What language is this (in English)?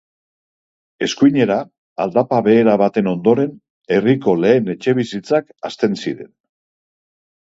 Basque